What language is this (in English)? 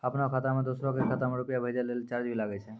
Maithili